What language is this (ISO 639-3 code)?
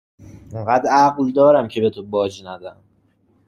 fas